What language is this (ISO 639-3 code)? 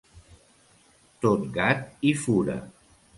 cat